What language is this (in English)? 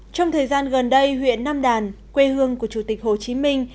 Vietnamese